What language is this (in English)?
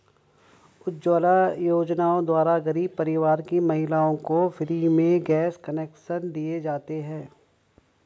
Hindi